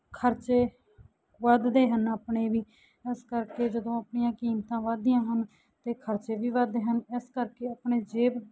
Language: Punjabi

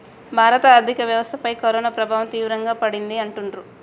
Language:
Telugu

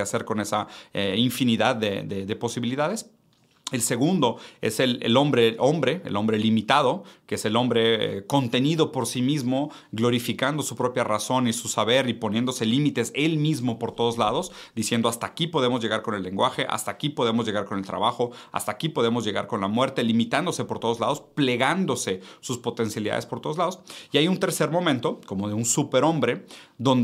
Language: Spanish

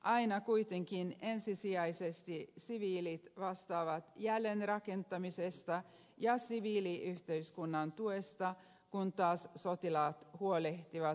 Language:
Finnish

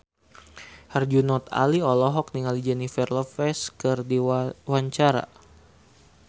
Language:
Sundanese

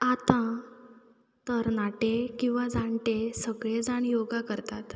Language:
Konkani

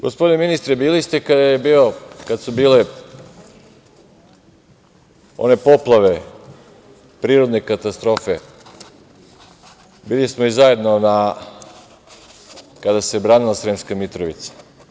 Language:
Serbian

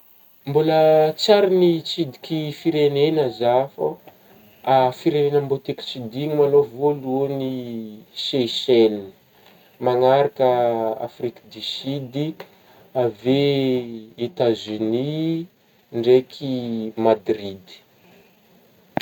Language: Northern Betsimisaraka Malagasy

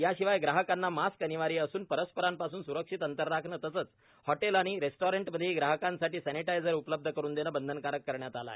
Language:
Marathi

